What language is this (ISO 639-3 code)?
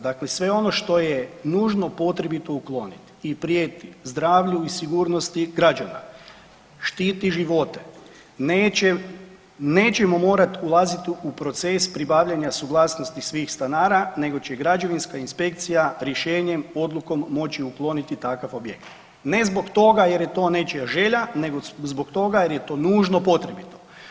hrv